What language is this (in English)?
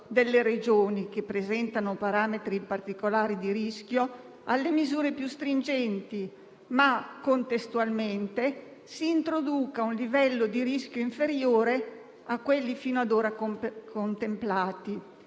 Italian